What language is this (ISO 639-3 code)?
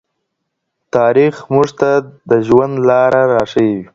pus